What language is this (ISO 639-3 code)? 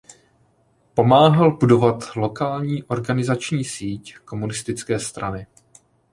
ces